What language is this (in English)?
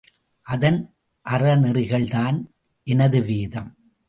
Tamil